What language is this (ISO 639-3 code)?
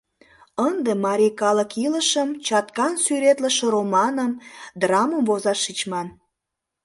chm